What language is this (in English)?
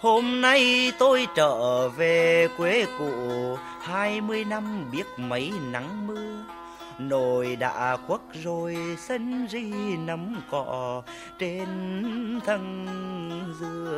Vietnamese